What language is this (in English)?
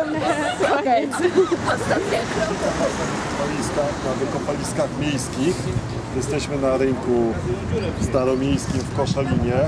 Polish